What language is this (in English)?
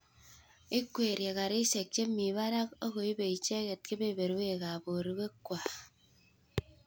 Kalenjin